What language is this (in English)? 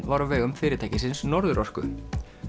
Icelandic